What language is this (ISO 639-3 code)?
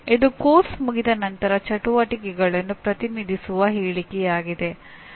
kan